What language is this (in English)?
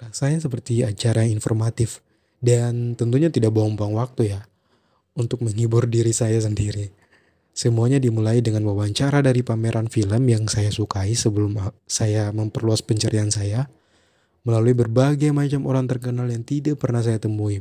Indonesian